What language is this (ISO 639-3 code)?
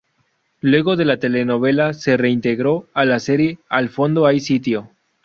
spa